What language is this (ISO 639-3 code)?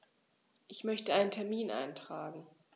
deu